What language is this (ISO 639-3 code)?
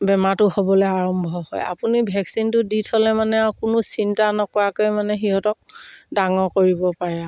asm